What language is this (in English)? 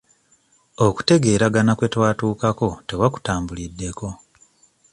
Ganda